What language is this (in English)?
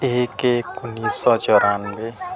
Urdu